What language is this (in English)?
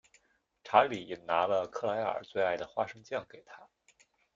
Chinese